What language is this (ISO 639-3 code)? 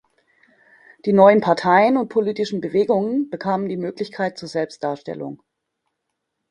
deu